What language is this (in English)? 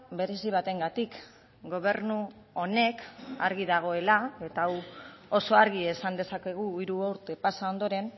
Basque